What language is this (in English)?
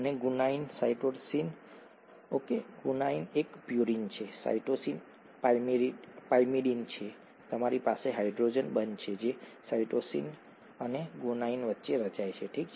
Gujarati